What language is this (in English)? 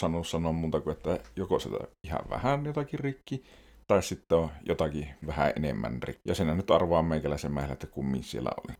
Finnish